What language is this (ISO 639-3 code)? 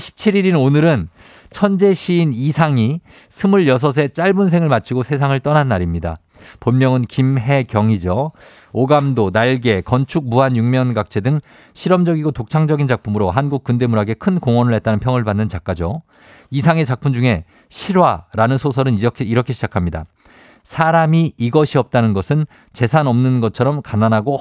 kor